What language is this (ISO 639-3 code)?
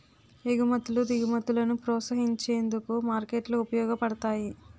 tel